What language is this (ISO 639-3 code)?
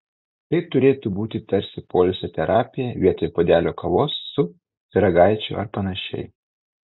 lit